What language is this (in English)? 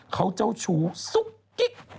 Thai